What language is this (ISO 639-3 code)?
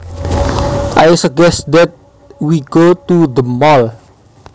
jav